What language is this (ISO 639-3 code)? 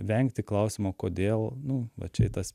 lit